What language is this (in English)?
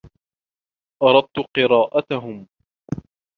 Arabic